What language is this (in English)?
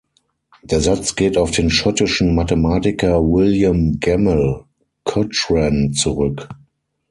German